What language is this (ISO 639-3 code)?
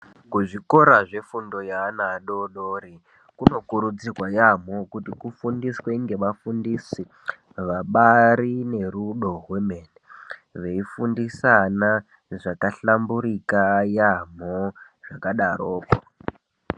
ndc